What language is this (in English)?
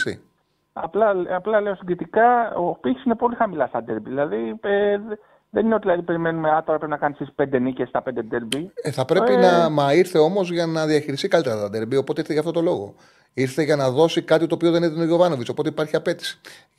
Greek